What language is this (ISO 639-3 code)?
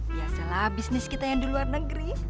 ind